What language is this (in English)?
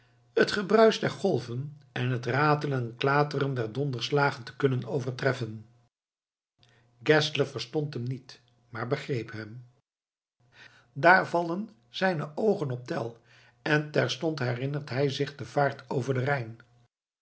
Dutch